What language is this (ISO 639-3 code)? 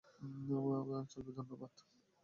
ben